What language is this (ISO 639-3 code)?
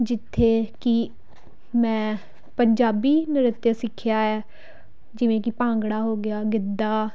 pan